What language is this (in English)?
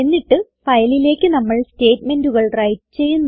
Malayalam